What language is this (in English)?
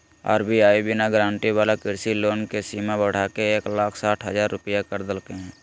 Magahi